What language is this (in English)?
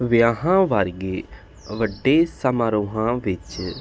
Punjabi